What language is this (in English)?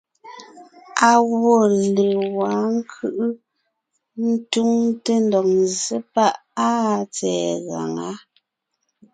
Ngiemboon